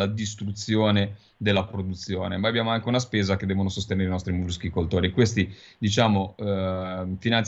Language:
Italian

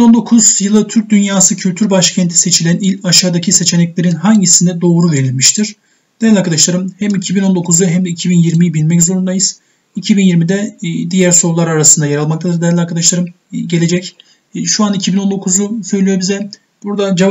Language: Turkish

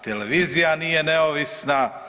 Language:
Croatian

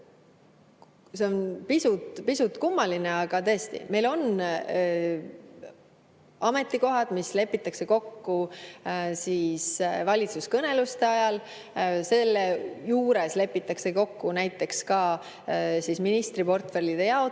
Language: Estonian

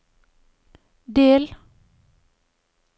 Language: Norwegian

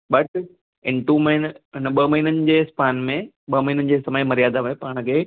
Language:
Sindhi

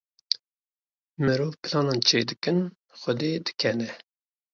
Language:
Kurdish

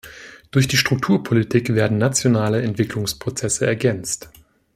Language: German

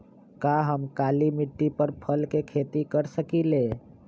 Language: Magahi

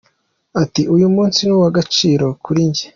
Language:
Kinyarwanda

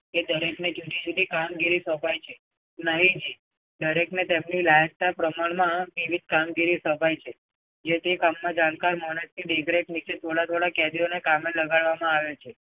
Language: Gujarati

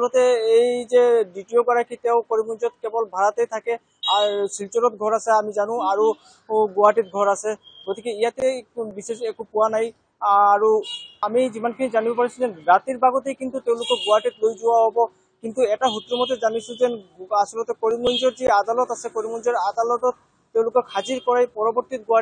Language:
Bangla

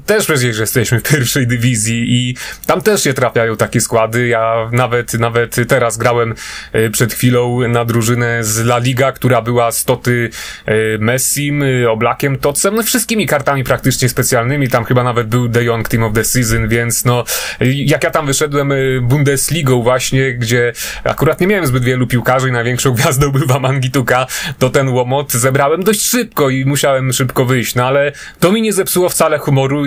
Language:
Polish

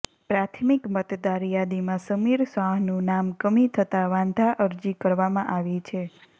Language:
Gujarati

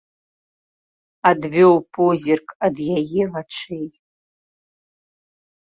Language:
Belarusian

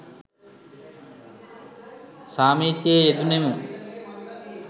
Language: Sinhala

